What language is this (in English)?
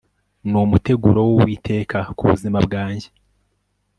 Kinyarwanda